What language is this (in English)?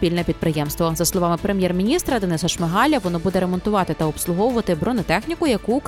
Ukrainian